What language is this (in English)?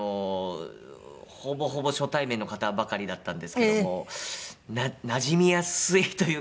Japanese